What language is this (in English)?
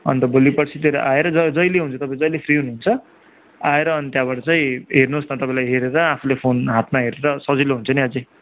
Nepali